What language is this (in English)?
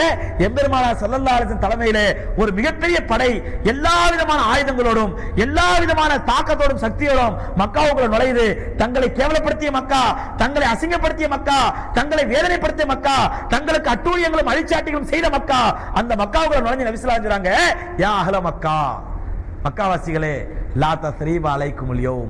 Arabic